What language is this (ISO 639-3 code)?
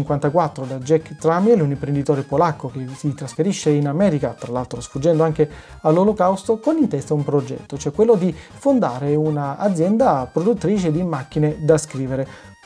ita